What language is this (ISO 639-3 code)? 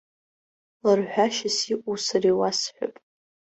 abk